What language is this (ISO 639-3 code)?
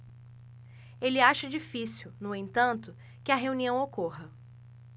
por